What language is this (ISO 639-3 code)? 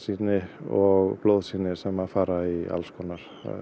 isl